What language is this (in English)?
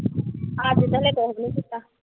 Punjabi